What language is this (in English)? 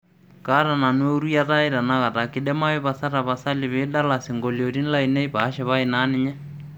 Masai